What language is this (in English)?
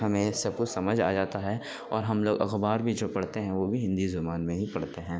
Urdu